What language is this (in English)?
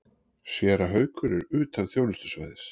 Icelandic